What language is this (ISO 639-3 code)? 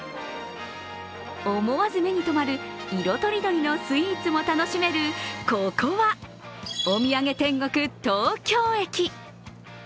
jpn